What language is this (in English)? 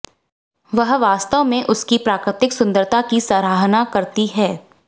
Hindi